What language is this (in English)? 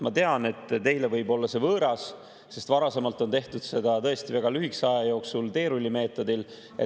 Estonian